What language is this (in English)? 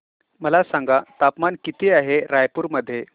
Marathi